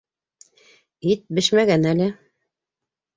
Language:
Bashkir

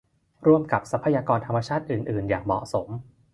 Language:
Thai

